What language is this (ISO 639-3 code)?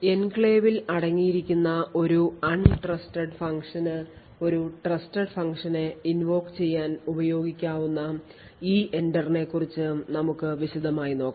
mal